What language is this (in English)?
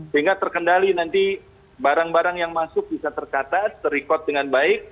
Indonesian